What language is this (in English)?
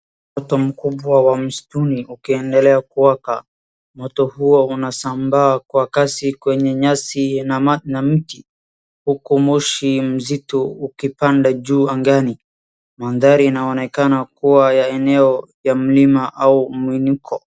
Swahili